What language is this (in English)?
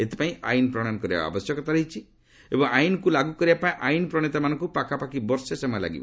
Odia